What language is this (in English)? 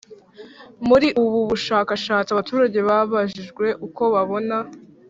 Kinyarwanda